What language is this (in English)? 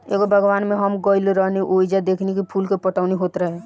Bhojpuri